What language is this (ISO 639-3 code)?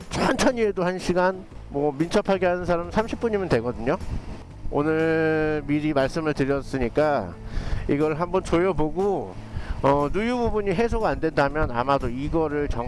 kor